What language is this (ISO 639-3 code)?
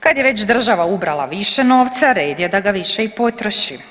hrv